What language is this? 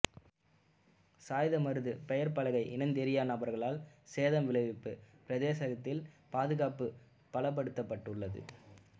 Tamil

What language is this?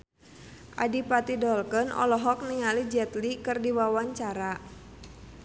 Sundanese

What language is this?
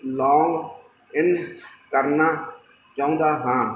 Punjabi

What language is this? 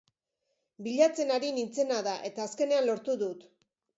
Basque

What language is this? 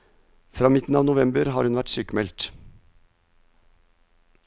Norwegian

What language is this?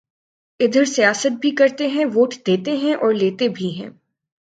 Urdu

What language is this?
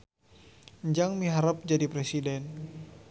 Sundanese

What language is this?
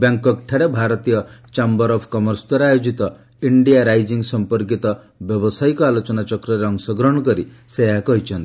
Odia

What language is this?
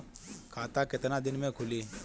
Bhojpuri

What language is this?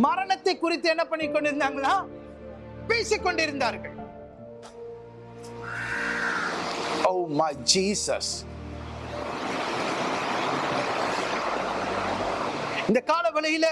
Tamil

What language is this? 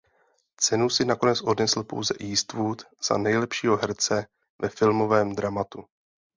Czech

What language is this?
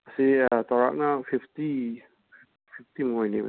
Manipuri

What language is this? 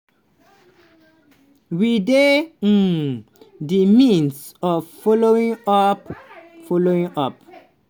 Nigerian Pidgin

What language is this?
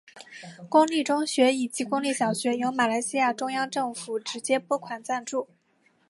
Chinese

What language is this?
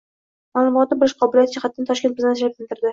Uzbek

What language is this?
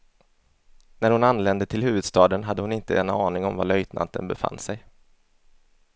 Swedish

